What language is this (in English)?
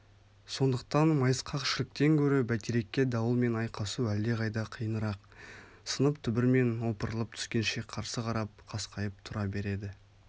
Kazakh